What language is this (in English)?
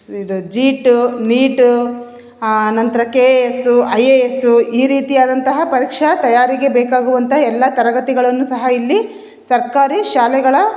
Kannada